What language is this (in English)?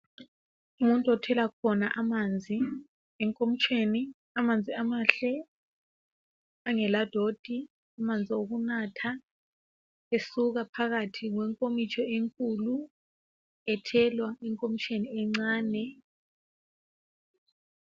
North Ndebele